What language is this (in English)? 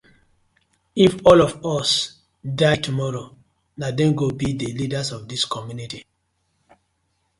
Nigerian Pidgin